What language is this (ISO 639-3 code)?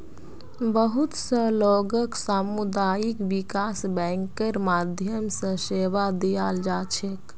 mag